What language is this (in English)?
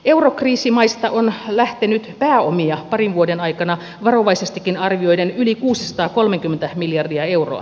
Finnish